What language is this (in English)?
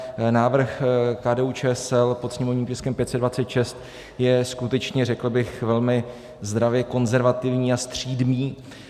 Czech